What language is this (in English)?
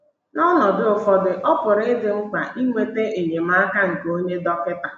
Igbo